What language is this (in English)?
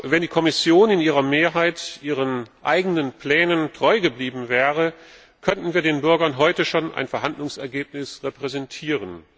German